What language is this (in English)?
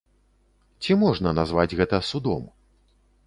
Belarusian